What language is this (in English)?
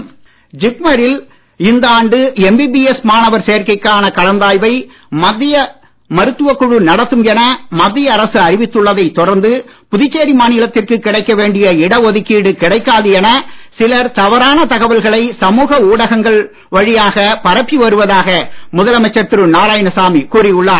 Tamil